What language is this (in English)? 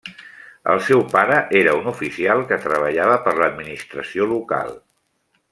Catalan